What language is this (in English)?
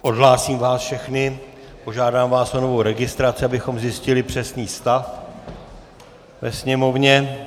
Czech